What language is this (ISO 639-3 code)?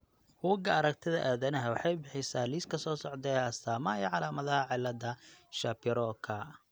som